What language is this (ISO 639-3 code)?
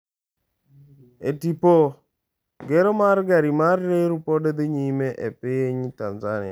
luo